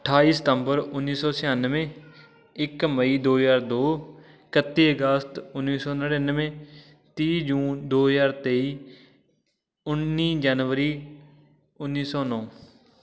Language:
Punjabi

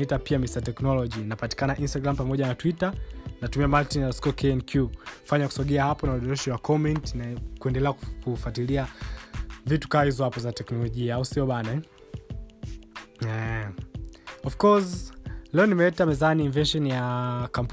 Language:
Swahili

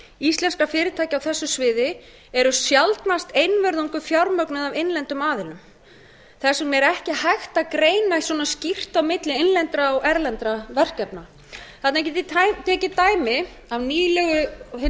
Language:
Icelandic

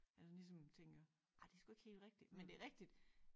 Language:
Danish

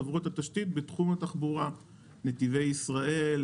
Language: Hebrew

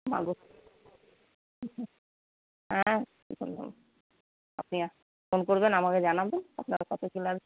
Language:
Bangla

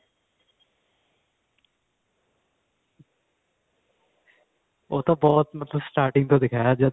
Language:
Punjabi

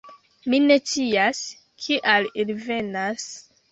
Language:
Esperanto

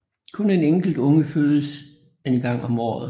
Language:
Danish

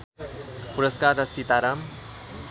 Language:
Nepali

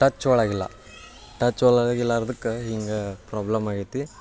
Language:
Kannada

